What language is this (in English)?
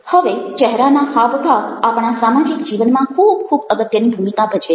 Gujarati